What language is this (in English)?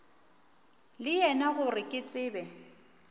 Northern Sotho